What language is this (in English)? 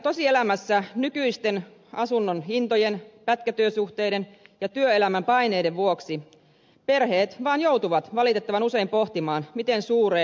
Finnish